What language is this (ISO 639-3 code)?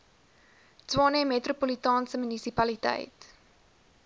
afr